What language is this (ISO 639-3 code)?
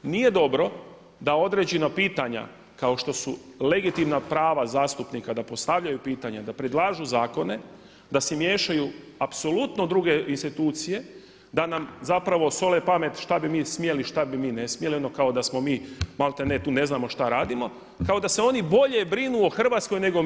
hrv